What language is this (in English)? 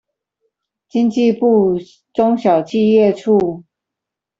Chinese